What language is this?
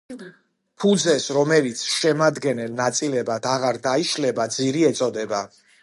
Georgian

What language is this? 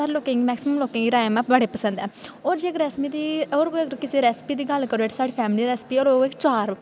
Dogri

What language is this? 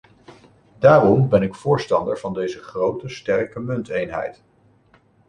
Dutch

